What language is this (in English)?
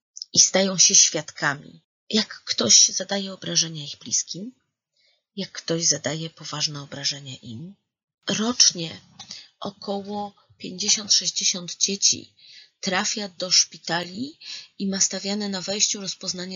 Polish